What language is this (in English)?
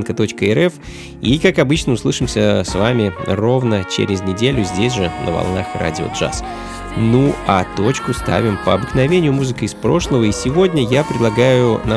Russian